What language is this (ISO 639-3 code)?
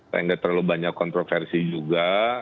ind